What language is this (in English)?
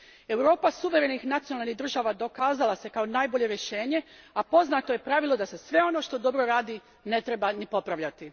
Croatian